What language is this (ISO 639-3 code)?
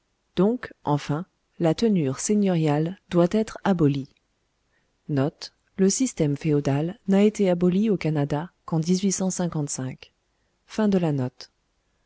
fra